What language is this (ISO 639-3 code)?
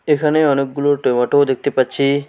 ben